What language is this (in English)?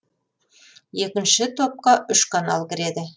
Kazakh